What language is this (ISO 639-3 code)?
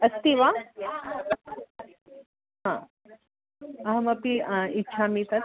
san